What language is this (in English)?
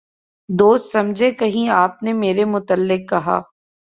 Urdu